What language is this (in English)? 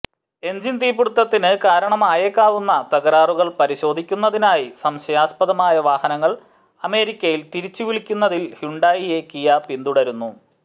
Malayalam